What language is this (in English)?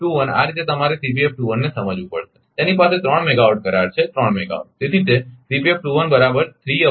Gujarati